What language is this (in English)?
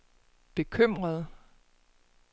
Danish